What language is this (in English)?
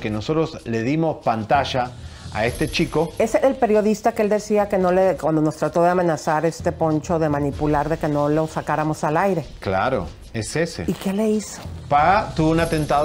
Spanish